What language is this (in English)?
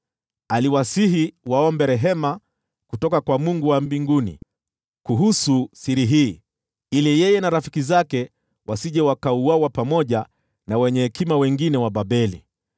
Swahili